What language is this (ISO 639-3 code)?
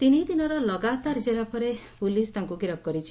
ori